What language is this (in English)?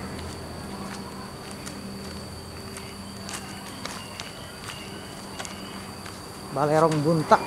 Indonesian